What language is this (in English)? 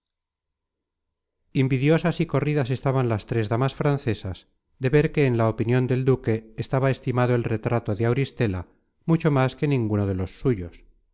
Spanish